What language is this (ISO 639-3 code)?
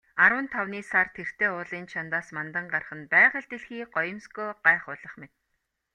mon